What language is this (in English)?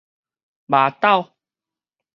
Min Nan Chinese